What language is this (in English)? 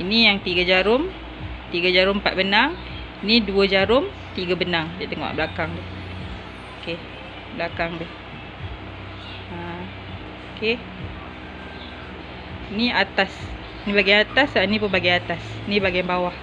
Malay